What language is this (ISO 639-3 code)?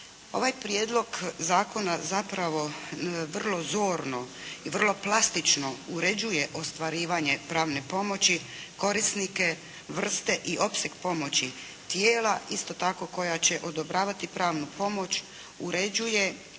hrv